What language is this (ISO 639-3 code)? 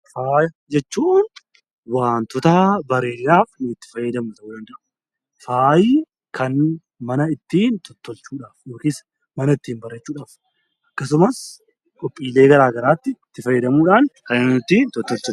orm